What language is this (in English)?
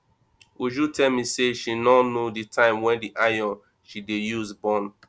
Nigerian Pidgin